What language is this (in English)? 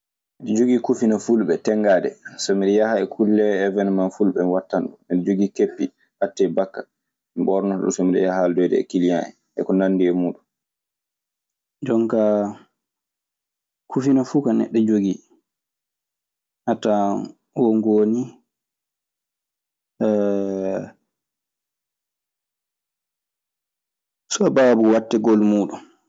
Maasina Fulfulde